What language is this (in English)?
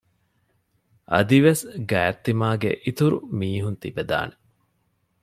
Divehi